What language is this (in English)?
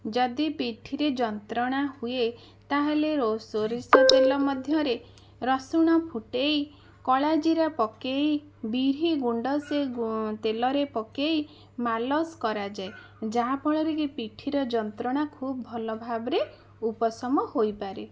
Odia